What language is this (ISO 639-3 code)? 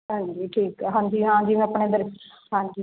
pan